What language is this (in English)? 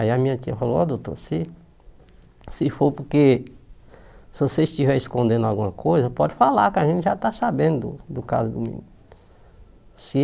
Portuguese